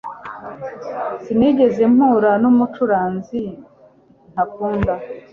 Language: Kinyarwanda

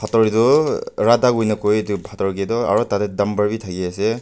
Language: Naga Pidgin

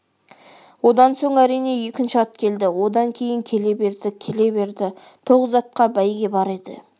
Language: Kazakh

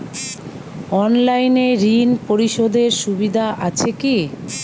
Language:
Bangla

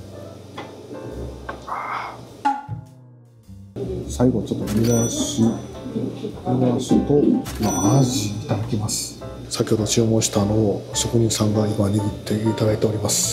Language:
Japanese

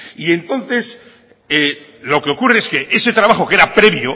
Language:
Spanish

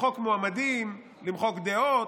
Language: Hebrew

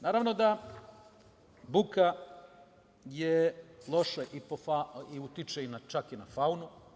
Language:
Serbian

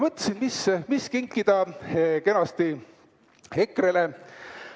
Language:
Estonian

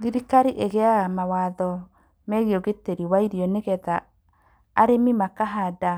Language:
Kikuyu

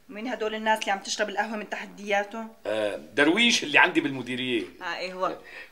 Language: Arabic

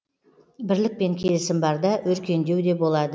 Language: Kazakh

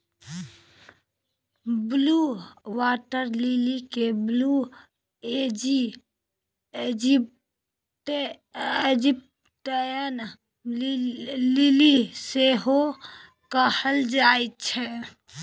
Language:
Maithili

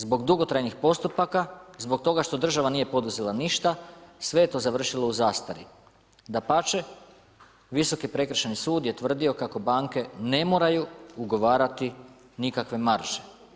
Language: Croatian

